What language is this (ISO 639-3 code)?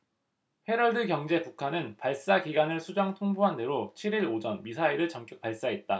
kor